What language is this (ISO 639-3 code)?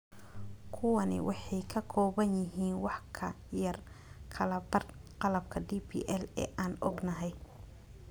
som